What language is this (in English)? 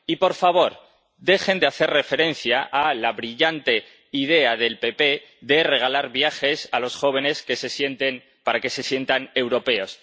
Spanish